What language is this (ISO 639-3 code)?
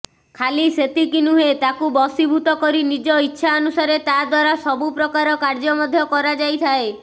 ori